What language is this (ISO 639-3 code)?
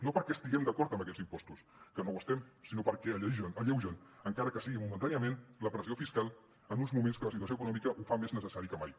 cat